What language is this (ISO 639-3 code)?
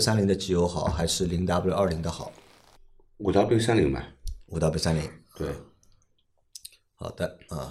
zho